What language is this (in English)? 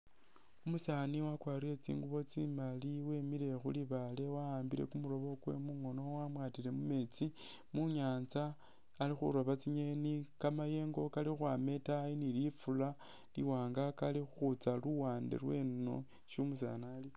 Masaaba